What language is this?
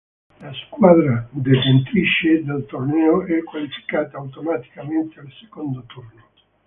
Italian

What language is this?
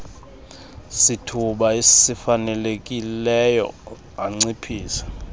Xhosa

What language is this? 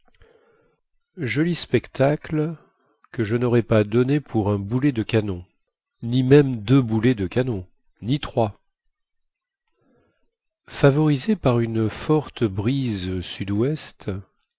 French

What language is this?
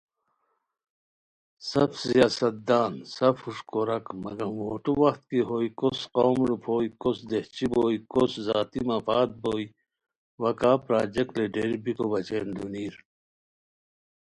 Khowar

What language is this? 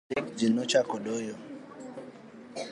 Luo (Kenya and Tanzania)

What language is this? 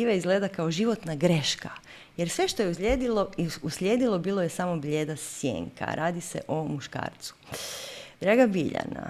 Croatian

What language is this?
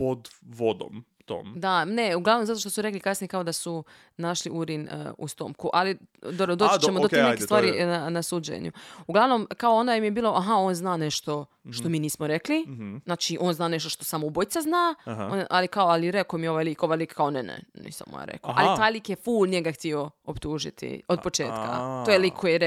Croatian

